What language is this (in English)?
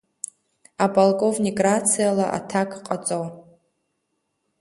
Abkhazian